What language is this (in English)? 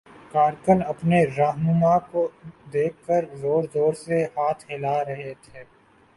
Urdu